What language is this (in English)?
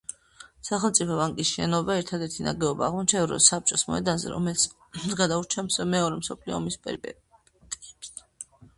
Georgian